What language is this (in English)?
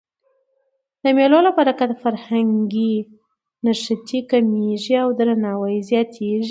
Pashto